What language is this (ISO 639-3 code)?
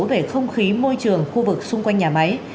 vie